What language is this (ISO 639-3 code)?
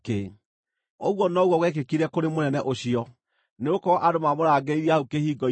kik